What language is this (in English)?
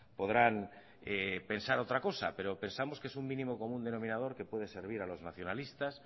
Spanish